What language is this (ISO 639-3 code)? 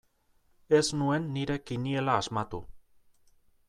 eus